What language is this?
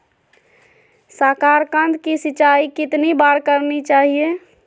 Magahi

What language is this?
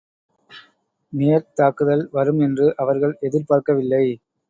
Tamil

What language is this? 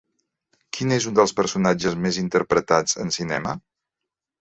Catalan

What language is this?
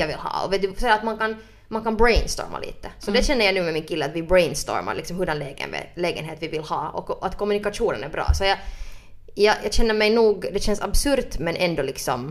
Swedish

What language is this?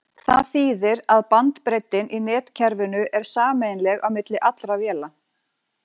Icelandic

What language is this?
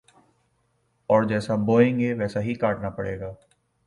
Urdu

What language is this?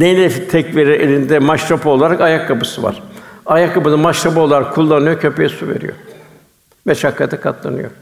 Turkish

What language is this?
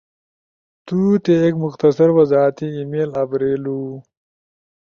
Ushojo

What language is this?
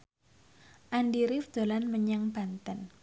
Javanese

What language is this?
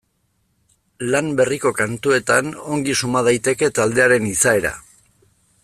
Basque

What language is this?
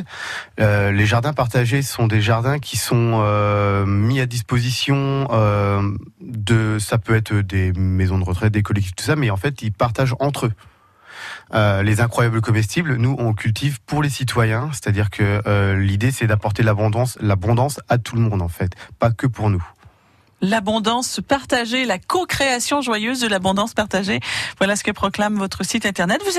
French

